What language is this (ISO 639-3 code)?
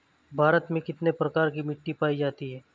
hin